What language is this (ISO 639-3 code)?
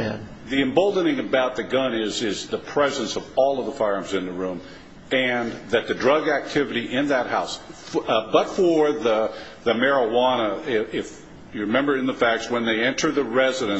eng